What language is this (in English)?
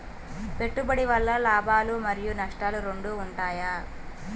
Telugu